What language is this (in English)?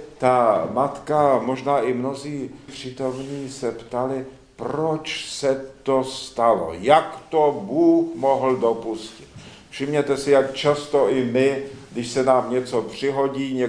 Czech